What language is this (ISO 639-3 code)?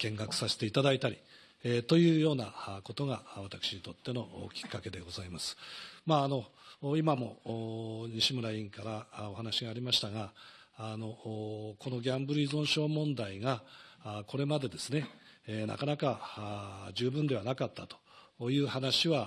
jpn